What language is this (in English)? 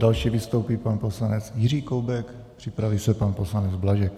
Czech